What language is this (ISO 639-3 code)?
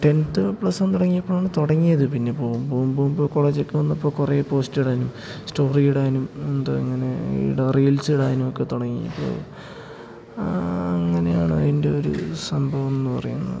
mal